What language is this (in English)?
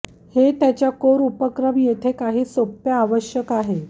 Marathi